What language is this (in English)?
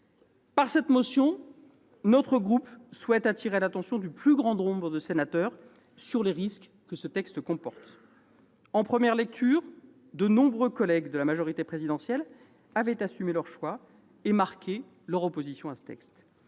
French